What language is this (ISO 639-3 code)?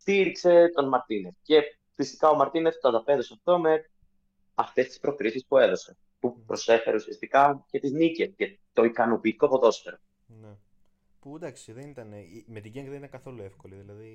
ell